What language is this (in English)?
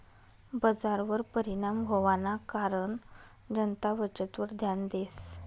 Marathi